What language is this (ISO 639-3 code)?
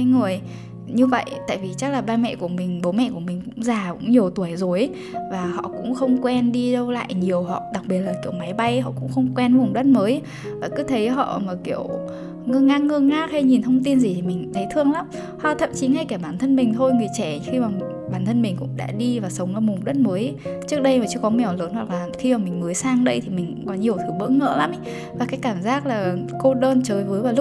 vie